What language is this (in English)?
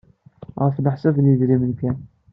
Kabyle